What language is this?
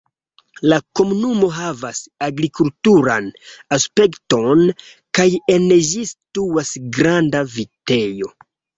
Esperanto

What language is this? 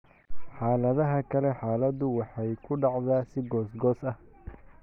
Somali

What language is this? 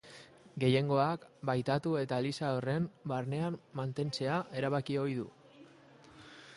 Basque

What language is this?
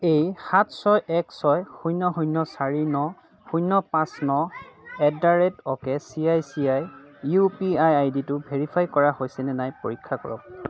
Assamese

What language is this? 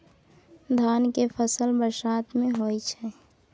Maithili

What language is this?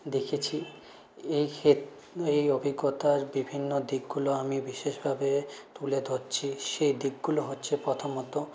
Bangla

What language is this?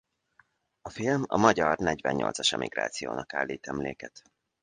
Hungarian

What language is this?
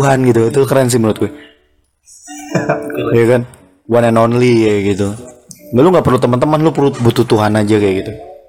Indonesian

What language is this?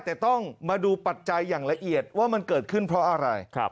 Thai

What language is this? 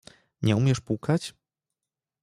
Polish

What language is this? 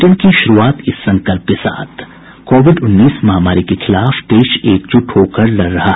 Hindi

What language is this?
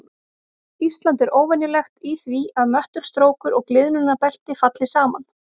Icelandic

